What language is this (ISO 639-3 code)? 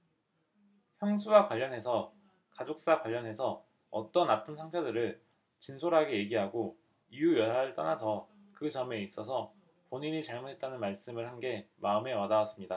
kor